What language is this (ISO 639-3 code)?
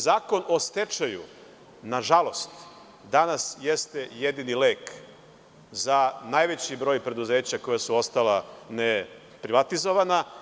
srp